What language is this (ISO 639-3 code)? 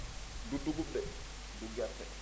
wol